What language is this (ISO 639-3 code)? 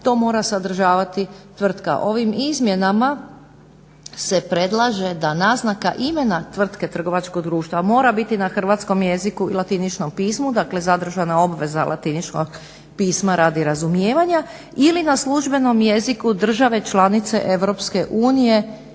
hrv